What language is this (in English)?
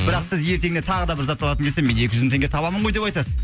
Kazakh